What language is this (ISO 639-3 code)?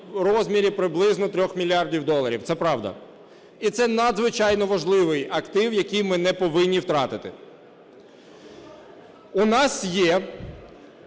ukr